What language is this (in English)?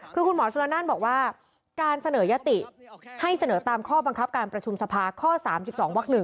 Thai